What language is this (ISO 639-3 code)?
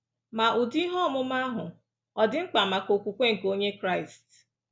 ibo